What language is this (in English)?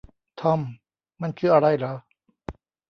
Thai